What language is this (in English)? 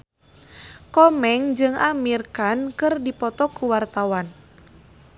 Sundanese